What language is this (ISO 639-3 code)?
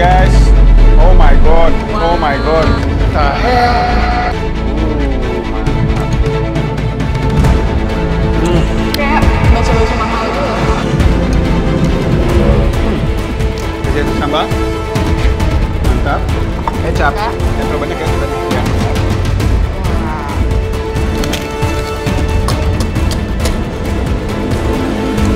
ind